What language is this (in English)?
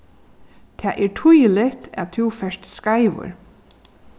Faroese